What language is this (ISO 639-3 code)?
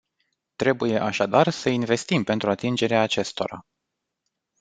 ron